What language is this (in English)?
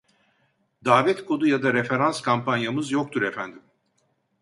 Turkish